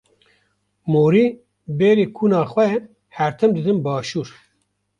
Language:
Kurdish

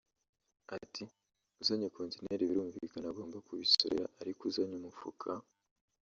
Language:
Kinyarwanda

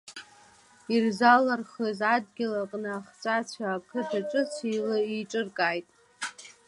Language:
Abkhazian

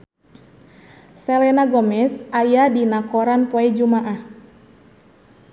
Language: Sundanese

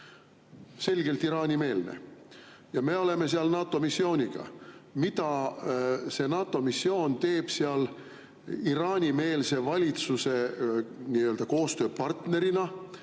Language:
Estonian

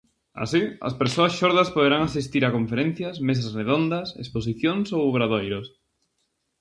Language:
Galician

